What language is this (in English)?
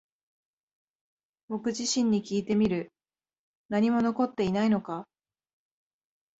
Japanese